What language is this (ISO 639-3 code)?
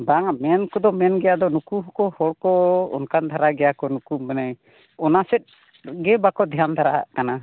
sat